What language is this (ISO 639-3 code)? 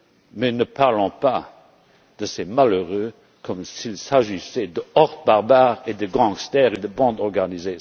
fra